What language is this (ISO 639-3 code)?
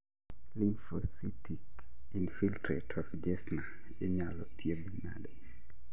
luo